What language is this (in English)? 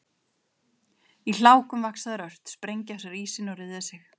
Icelandic